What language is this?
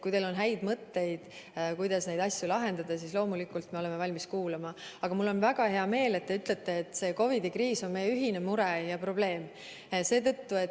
Estonian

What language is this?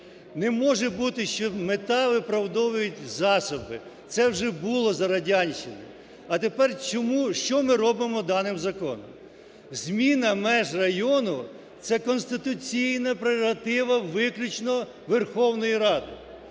Ukrainian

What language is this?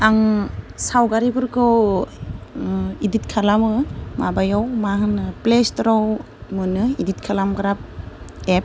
Bodo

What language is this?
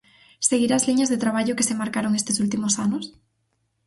Galician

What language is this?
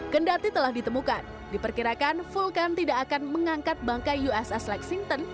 Indonesian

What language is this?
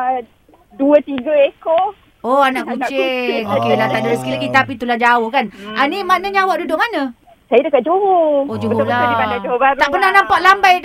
Malay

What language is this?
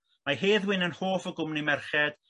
Welsh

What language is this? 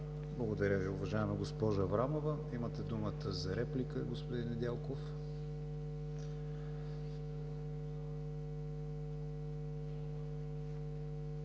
Bulgarian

